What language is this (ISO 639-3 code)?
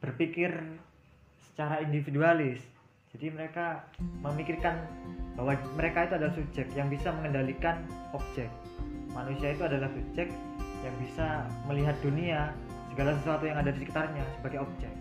ind